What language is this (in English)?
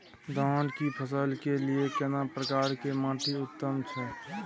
Maithili